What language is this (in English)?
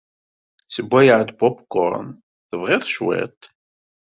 Kabyle